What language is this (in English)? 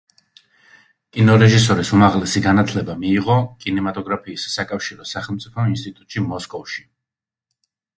Georgian